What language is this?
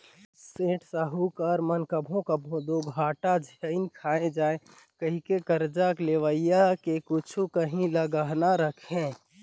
Chhattisgarhi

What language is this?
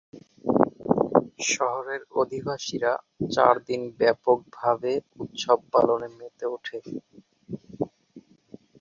Bangla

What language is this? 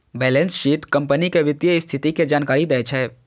Maithili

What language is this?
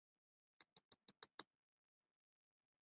Chinese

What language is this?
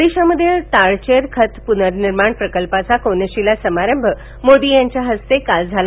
Marathi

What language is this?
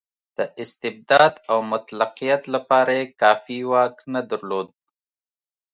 Pashto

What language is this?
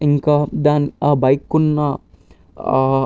Telugu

